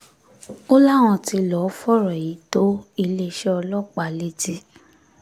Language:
Yoruba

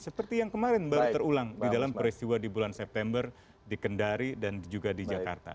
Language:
Indonesian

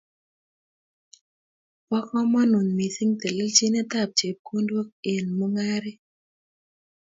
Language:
Kalenjin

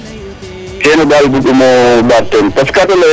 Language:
Serer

